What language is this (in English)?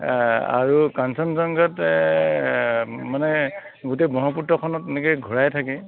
Assamese